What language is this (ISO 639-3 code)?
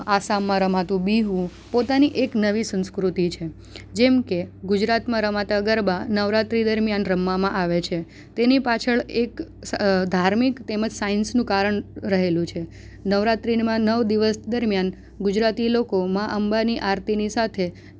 guj